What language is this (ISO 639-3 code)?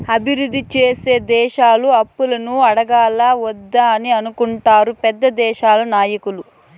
tel